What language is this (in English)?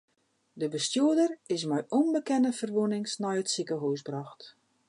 Western Frisian